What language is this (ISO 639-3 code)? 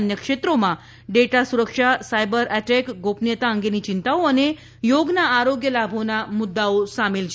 guj